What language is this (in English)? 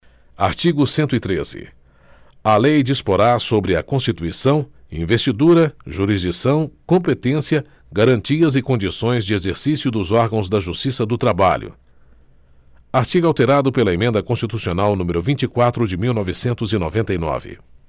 Portuguese